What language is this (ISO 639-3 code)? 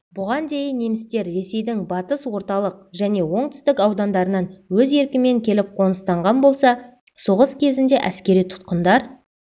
kaz